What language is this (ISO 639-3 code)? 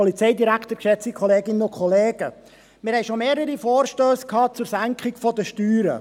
gsw